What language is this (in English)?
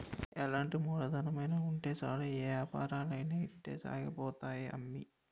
Telugu